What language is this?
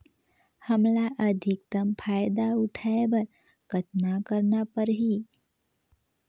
Chhattisgarhi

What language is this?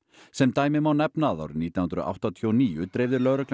Icelandic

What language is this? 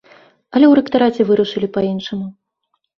Belarusian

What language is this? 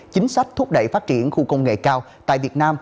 Vietnamese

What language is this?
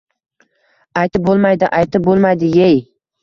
Uzbek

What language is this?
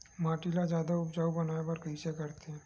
Chhattisgarhi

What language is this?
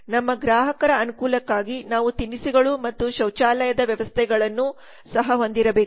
Kannada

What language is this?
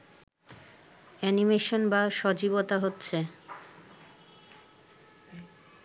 Bangla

